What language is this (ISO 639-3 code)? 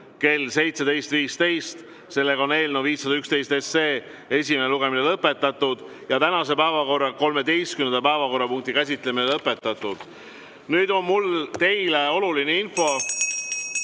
est